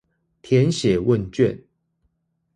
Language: Chinese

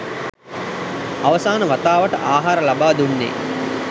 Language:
Sinhala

